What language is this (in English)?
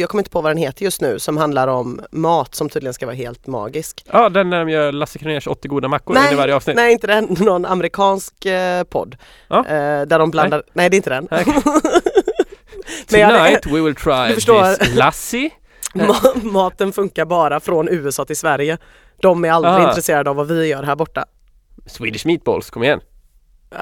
Swedish